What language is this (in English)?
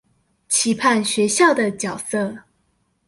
Chinese